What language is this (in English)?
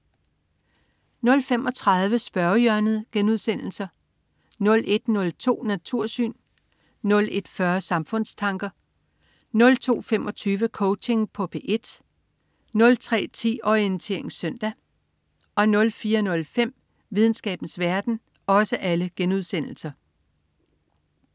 Danish